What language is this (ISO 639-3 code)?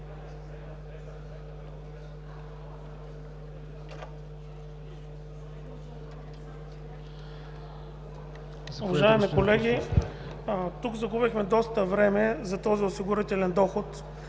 bul